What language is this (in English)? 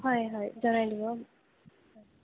Assamese